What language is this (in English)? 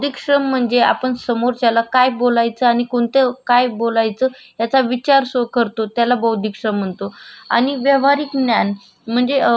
Marathi